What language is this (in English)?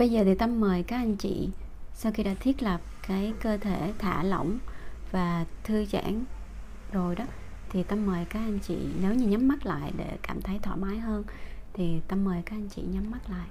Vietnamese